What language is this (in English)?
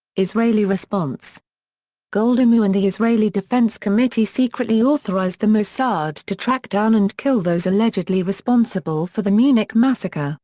English